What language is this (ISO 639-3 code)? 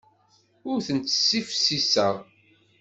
kab